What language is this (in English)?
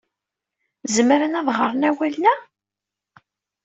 Kabyle